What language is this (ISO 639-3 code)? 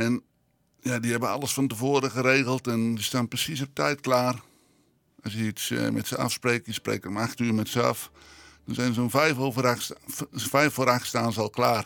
nld